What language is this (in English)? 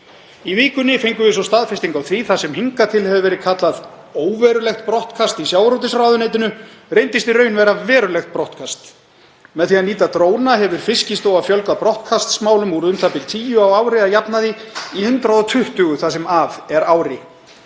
Icelandic